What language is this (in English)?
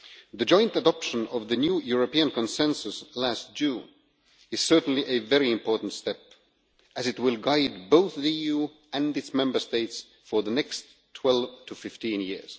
English